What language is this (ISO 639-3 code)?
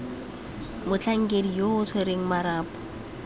tsn